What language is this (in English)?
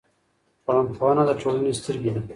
Pashto